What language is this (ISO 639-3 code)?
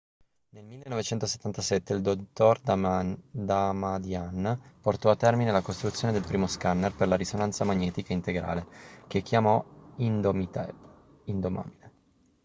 ita